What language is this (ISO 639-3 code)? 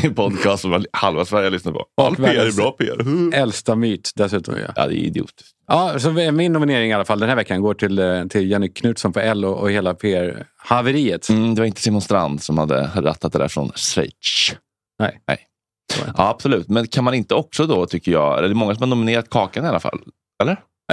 swe